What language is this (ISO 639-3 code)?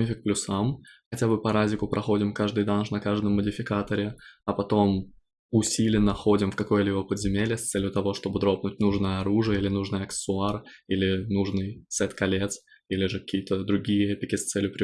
rus